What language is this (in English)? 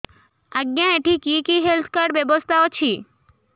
Odia